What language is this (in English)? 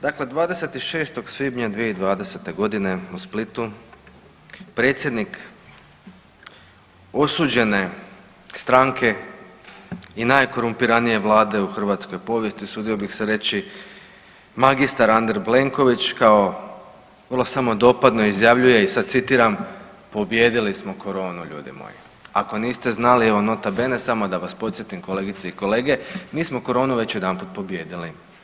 Croatian